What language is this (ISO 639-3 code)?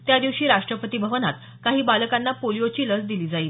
mar